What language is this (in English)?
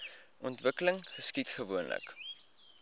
Afrikaans